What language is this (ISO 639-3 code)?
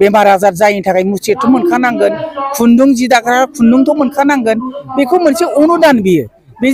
vie